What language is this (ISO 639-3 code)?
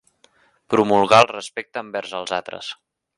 cat